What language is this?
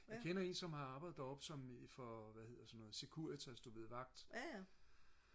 Danish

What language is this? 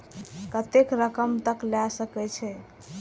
Maithili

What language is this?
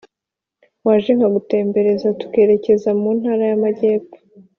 Kinyarwanda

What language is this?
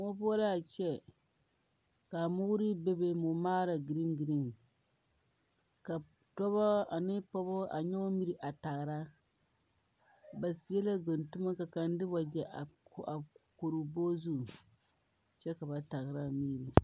Southern Dagaare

